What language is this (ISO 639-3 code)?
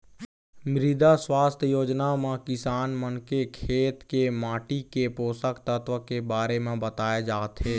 hne